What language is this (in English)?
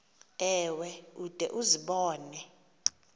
Xhosa